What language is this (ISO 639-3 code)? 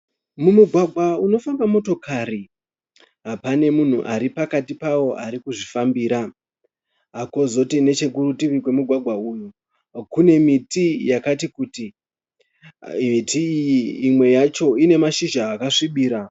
sna